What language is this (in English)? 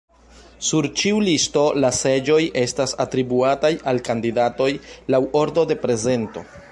Esperanto